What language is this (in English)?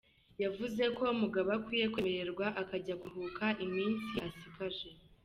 Kinyarwanda